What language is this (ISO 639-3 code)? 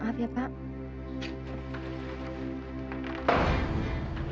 ind